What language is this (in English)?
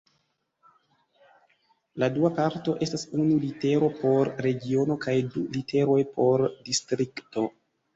Esperanto